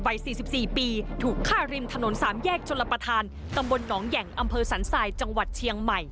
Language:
Thai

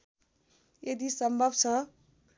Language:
Nepali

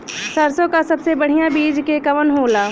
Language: Bhojpuri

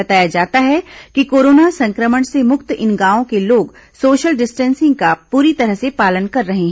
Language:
Hindi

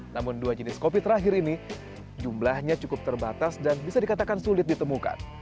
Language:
Indonesian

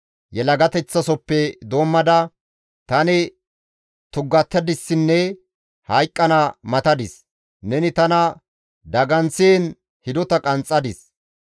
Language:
Gamo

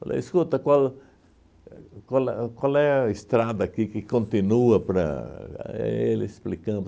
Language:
Portuguese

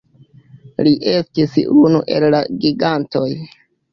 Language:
Esperanto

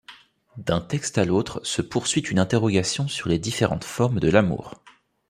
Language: French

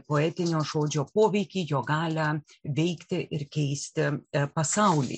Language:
Lithuanian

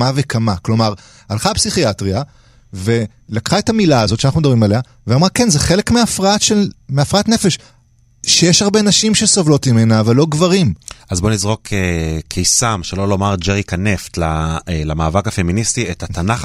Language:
Hebrew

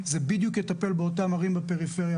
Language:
Hebrew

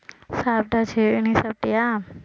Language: Tamil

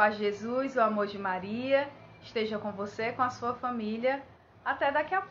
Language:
Portuguese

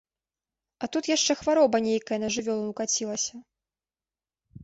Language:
Belarusian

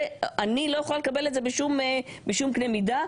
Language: Hebrew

